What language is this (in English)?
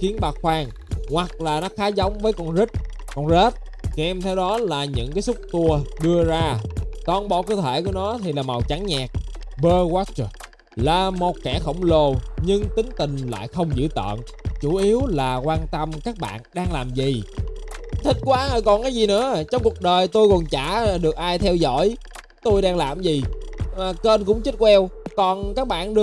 Vietnamese